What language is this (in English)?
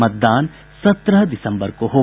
Hindi